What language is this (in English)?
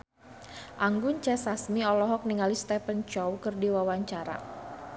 Sundanese